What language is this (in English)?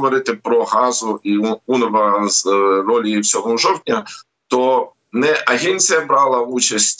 Ukrainian